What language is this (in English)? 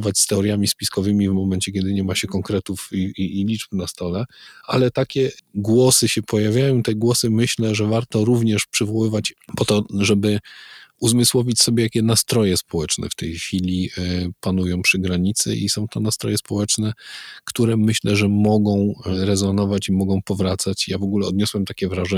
Polish